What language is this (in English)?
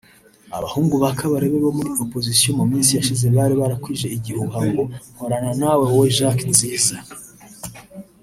Kinyarwanda